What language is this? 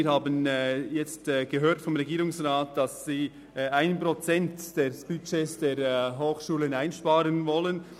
Swiss German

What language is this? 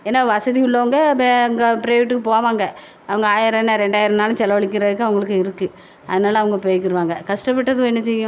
Tamil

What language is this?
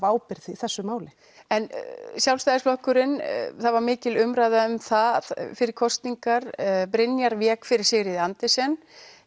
Icelandic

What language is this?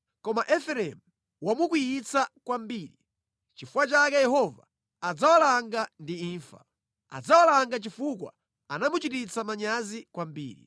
Nyanja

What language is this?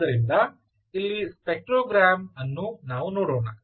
Kannada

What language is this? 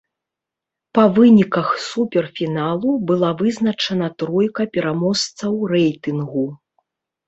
Belarusian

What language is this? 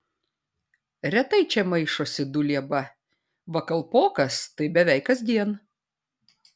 Lithuanian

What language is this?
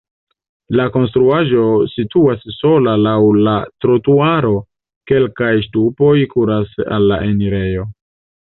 Esperanto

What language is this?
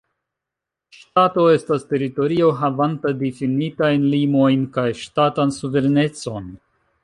Esperanto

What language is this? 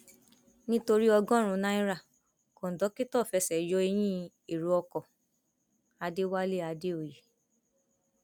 Yoruba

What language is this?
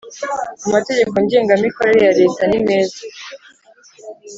Kinyarwanda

